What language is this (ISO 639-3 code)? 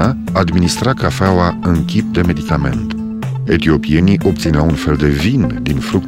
ron